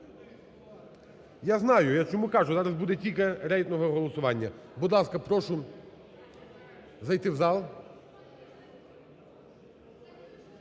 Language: Ukrainian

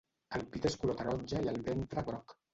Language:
Catalan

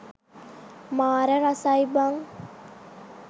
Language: Sinhala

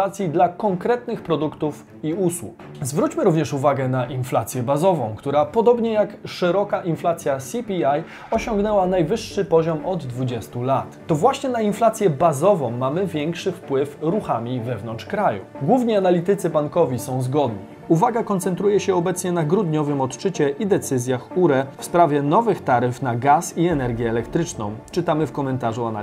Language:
Polish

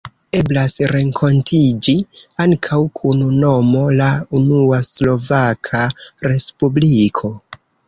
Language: Esperanto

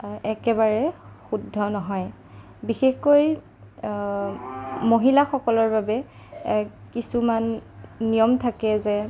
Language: Assamese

